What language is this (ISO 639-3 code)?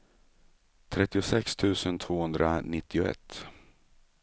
swe